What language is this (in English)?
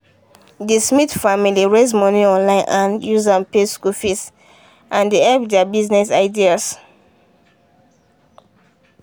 Nigerian Pidgin